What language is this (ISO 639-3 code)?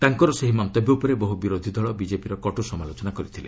ori